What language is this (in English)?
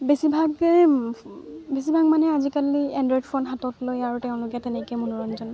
Assamese